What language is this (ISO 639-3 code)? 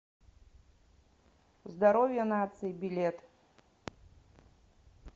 rus